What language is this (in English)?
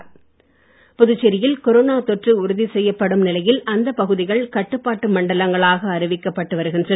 Tamil